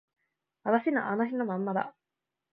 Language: Japanese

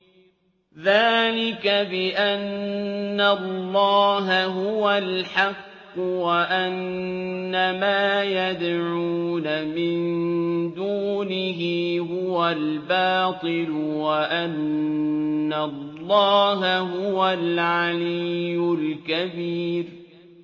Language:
Arabic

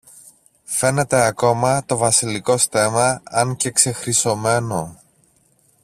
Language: Greek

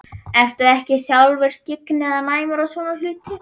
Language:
Icelandic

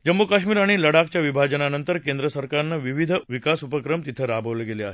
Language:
Marathi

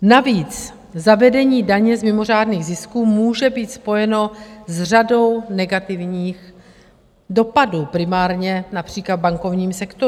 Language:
Czech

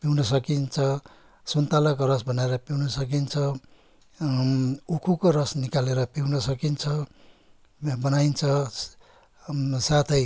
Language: Nepali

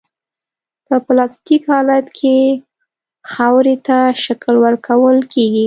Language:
Pashto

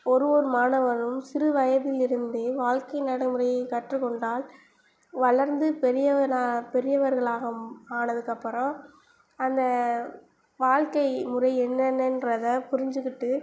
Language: Tamil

